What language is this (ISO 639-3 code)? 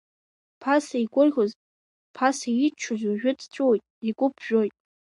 abk